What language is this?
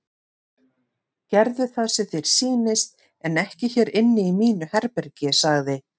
Icelandic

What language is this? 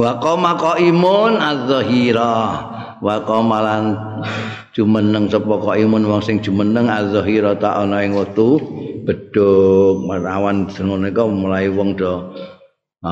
Indonesian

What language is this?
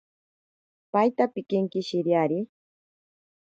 Ashéninka Perené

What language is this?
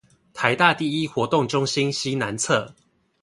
Chinese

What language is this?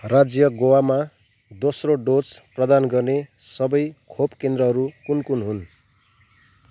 Nepali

